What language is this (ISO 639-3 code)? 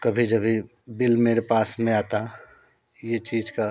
hin